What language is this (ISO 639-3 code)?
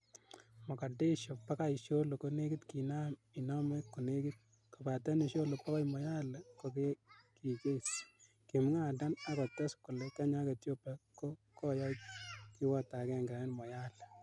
kln